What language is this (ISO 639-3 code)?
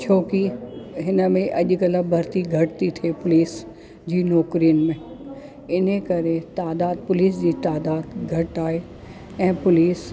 snd